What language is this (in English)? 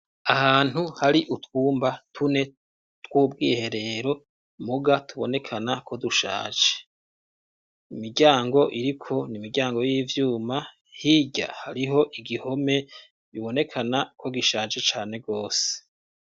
Rundi